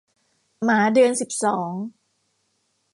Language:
Thai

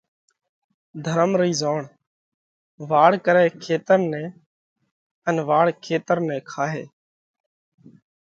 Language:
Parkari Koli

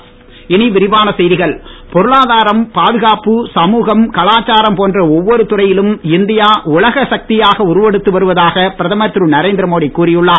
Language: Tamil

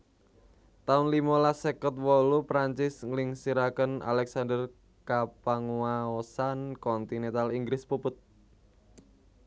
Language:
Javanese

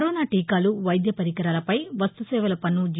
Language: Telugu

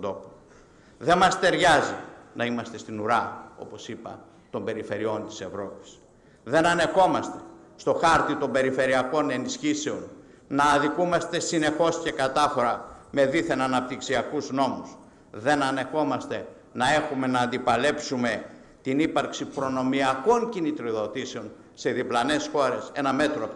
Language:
Greek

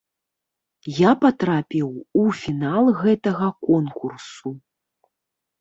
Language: Belarusian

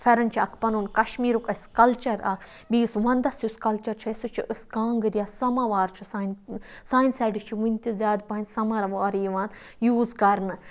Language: Kashmiri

